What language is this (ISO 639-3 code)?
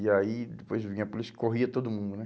por